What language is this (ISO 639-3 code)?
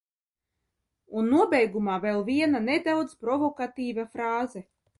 lav